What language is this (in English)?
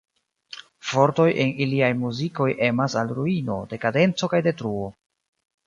Esperanto